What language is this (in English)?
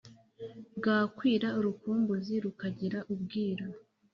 Kinyarwanda